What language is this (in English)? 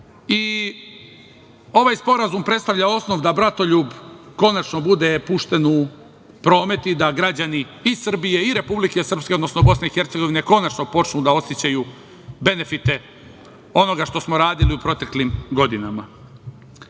Serbian